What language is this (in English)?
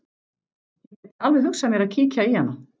Icelandic